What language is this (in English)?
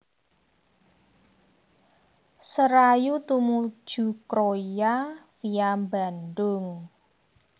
Javanese